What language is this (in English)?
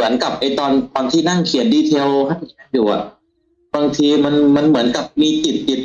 Thai